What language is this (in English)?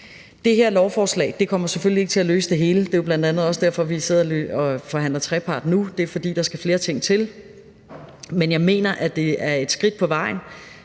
Danish